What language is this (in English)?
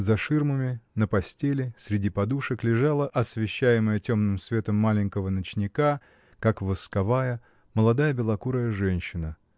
Russian